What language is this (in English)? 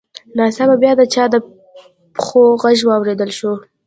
Pashto